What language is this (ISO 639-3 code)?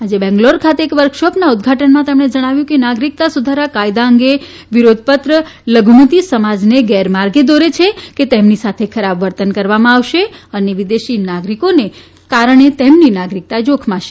guj